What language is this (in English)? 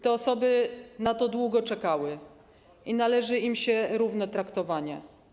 Polish